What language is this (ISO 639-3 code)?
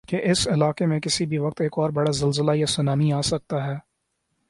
urd